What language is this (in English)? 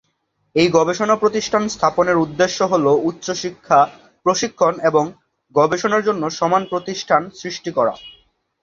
Bangla